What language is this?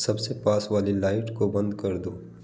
Hindi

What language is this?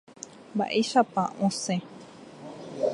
Guarani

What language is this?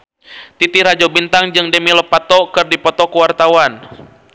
Sundanese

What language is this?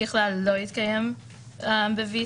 Hebrew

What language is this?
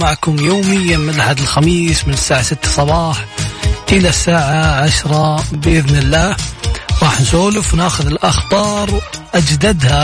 Arabic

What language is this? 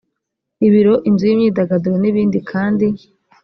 Kinyarwanda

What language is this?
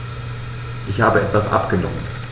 German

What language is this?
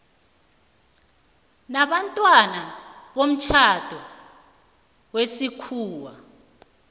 South Ndebele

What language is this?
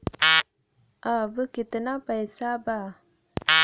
Bhojpuri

